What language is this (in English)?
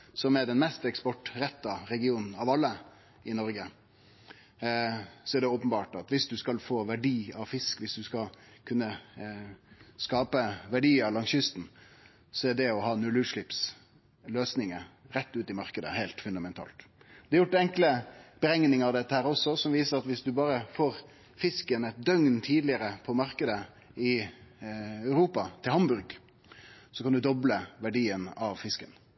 Norwegian Nynorsk